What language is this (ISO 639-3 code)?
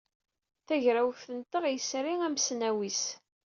kab